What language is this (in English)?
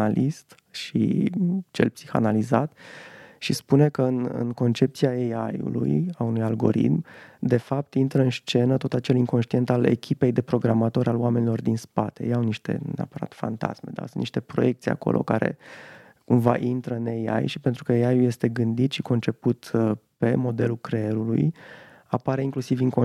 Romanian